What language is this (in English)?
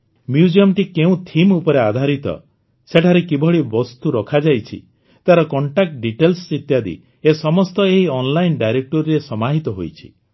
Odia